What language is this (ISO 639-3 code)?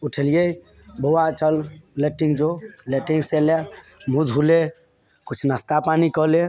mai